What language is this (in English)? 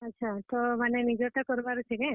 Odia